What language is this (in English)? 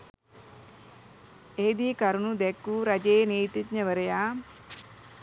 Sinhala